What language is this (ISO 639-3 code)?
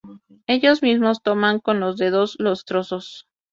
spa